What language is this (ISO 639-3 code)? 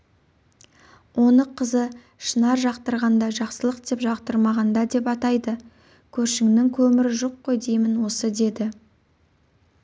kaz